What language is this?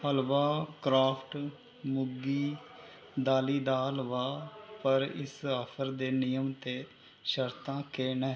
Dogri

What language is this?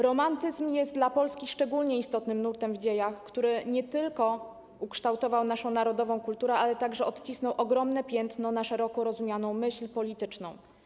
Polish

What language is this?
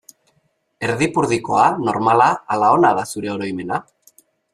Basque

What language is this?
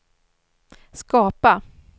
Swedish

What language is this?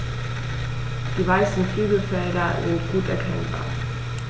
German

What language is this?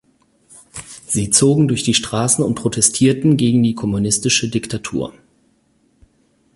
German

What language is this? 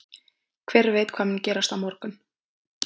Icelandic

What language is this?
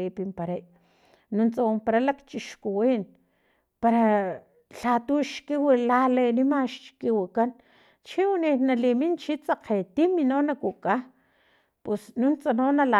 Filomena Mata-Coahuitlán Totonac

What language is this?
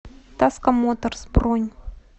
Russian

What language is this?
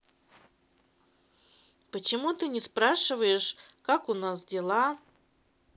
Russian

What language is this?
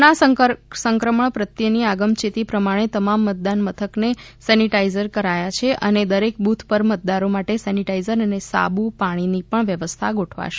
Gujarati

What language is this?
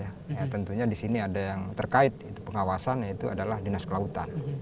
Indonesian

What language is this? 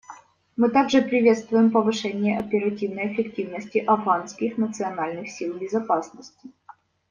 Russian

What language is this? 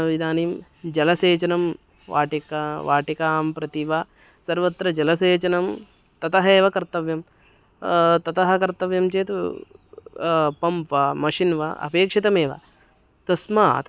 Sanskrit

